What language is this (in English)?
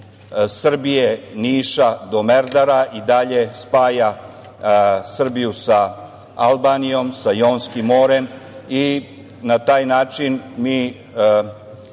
Serbian